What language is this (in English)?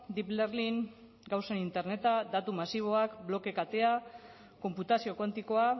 Basque